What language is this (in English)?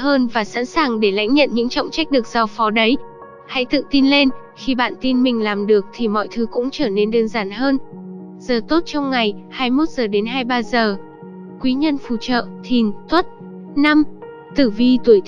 Vietnamese